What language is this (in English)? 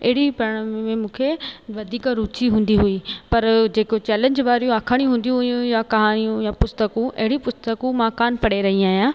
Sindhi